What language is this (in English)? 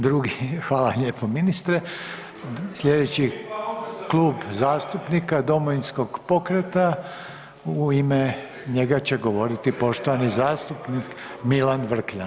Croatian